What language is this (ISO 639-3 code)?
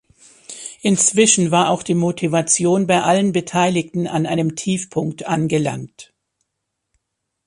deu